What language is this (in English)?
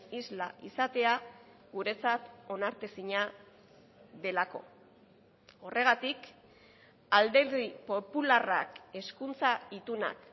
Basque